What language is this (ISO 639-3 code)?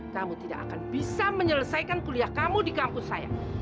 ind